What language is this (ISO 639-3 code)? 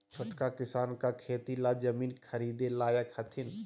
mag